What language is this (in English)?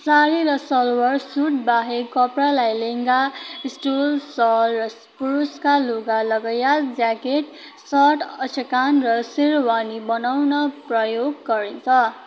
Nepali